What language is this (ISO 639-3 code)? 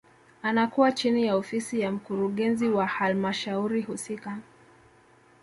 swa